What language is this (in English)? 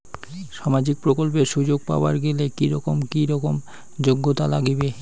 Bangla